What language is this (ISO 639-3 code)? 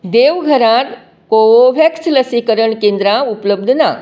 kok